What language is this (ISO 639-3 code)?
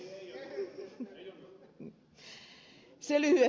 fin